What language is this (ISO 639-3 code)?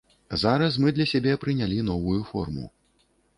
bel